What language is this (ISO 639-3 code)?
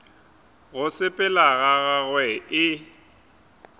nso